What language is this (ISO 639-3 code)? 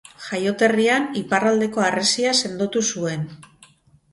eus